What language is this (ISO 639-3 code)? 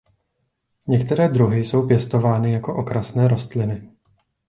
ces